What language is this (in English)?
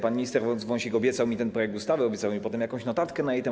Polish